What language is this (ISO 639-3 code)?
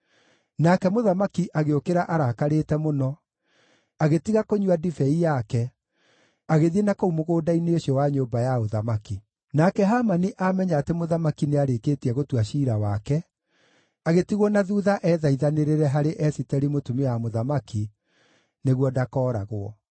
kik